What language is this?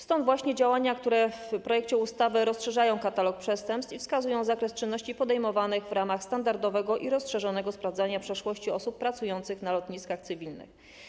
Polish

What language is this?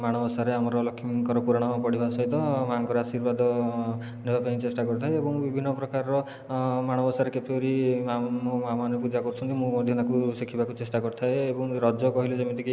Odia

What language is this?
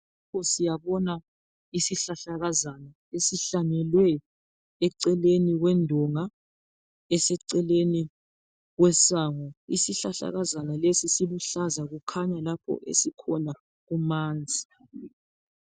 North Ndebele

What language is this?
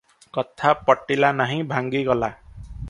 Odia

